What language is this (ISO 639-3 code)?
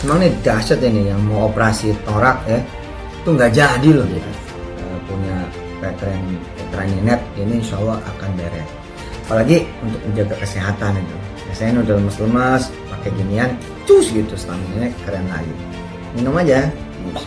ind